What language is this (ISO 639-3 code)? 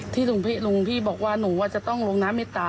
tha